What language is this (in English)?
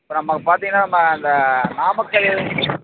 Tamil